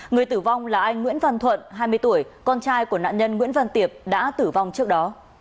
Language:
Vietnamese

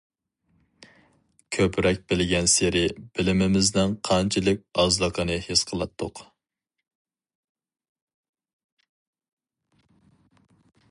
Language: Uyghur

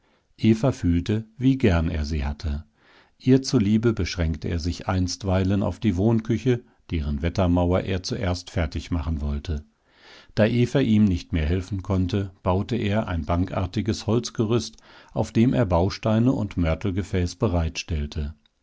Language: German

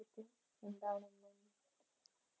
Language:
Malayalam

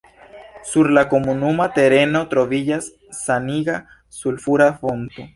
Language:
Esperanto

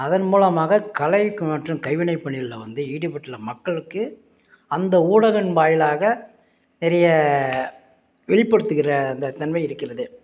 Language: Tamil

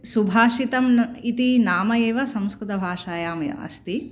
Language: Sanskrit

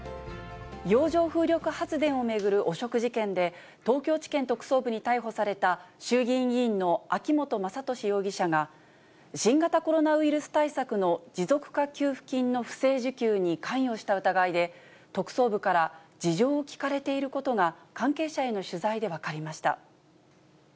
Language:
Japanese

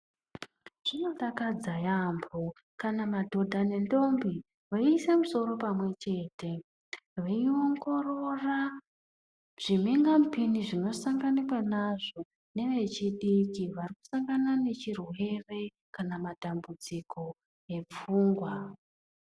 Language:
Ndau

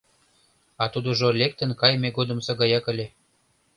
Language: Mari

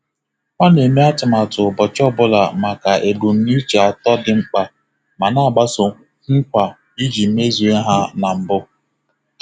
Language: Igbo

